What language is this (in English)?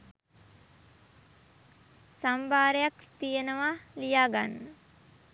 Sinhala